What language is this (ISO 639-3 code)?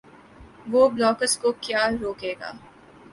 urd